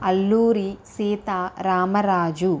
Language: Telugu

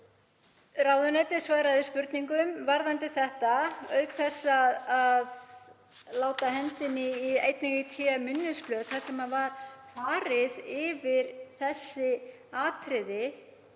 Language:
Icelandic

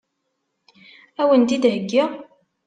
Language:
Kabyle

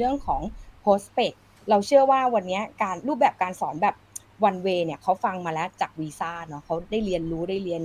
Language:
Thai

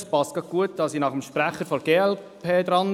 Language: Swiss German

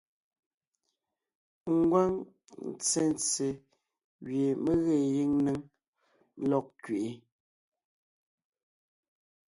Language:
Ngiemboon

